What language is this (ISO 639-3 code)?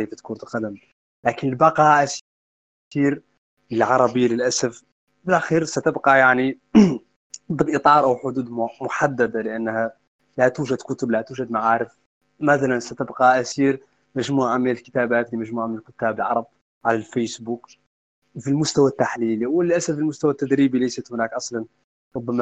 ara